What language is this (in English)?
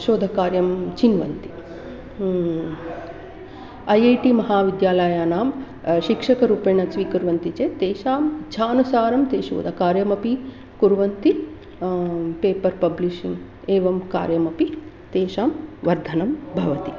Sanskrit